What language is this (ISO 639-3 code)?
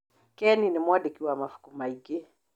kik